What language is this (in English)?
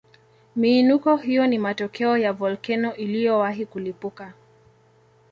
Swahili